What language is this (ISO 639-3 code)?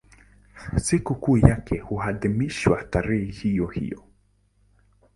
swa